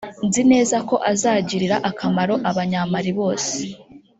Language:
Kinyarwanda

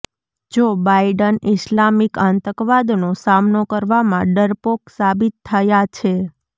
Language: Gujarati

